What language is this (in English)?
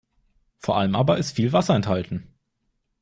German